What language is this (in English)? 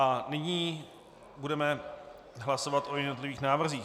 Czech